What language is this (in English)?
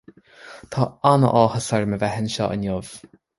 Irish